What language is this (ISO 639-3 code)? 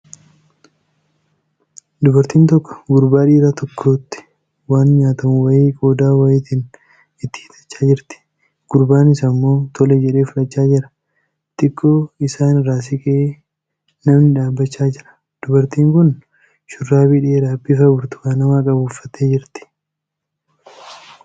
orm